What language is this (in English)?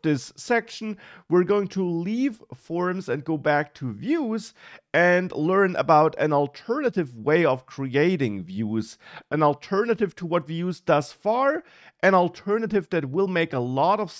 English